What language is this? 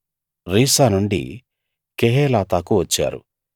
Telugu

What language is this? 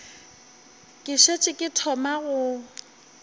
Northern Sotho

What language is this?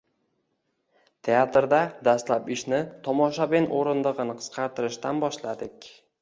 Uzbek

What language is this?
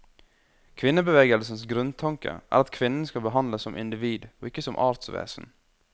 Norwegian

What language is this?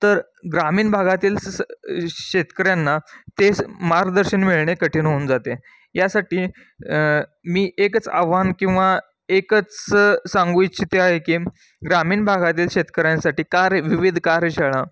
Marathi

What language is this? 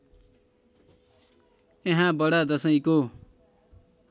Nepali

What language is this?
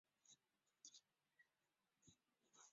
Chinese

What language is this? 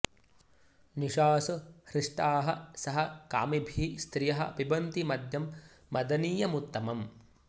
Sanskrit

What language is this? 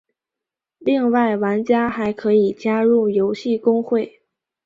Chinese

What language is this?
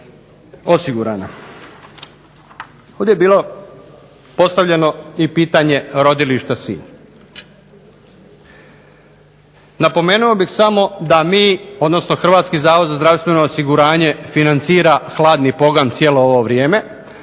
Croatian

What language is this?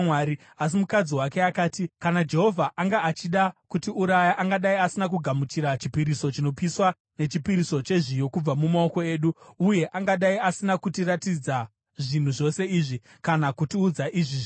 Shona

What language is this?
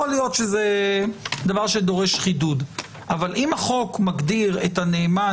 Hebrew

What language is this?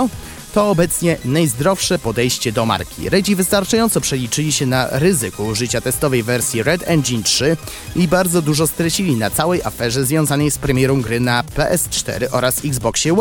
Polish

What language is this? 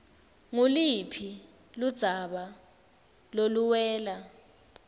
Swati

